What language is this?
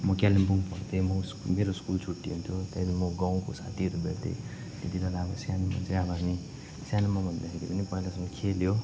Nepali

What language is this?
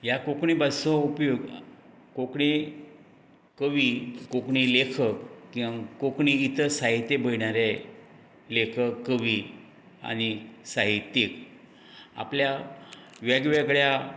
Konkani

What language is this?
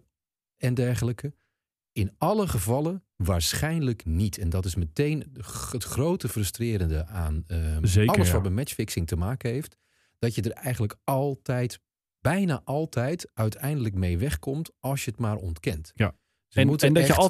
Dutch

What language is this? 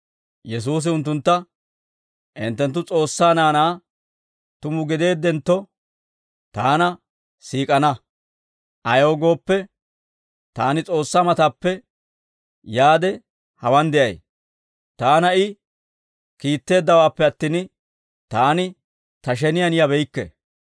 Dawro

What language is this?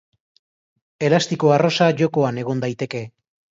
Basque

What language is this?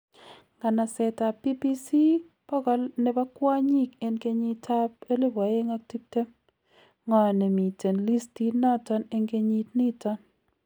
Kalenjin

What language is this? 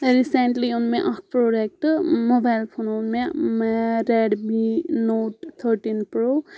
Kashmiri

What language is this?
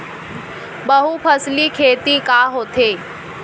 Chhattisgarhi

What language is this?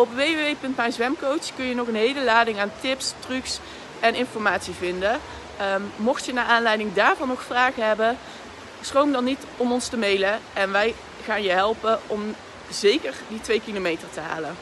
Dutch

